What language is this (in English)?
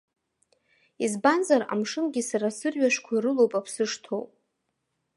Abkhazian